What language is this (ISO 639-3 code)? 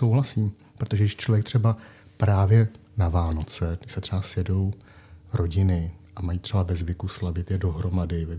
ces